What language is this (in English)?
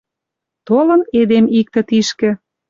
Western Mari